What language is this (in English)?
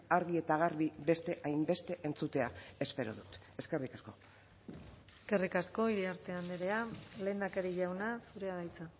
Basque